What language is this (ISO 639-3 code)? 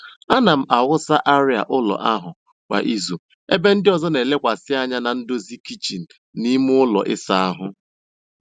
ibo